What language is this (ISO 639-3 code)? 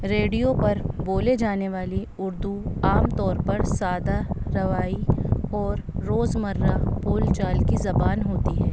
urd